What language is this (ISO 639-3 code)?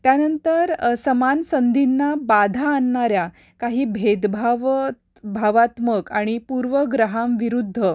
mar